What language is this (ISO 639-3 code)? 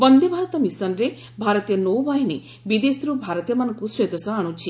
ori